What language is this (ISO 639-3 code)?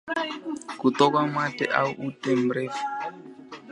swa